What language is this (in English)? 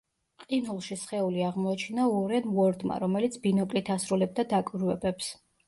Georgian